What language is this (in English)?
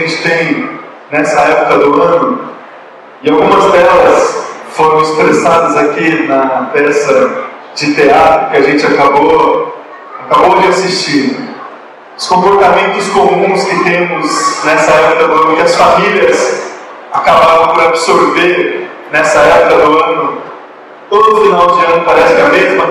Portuguese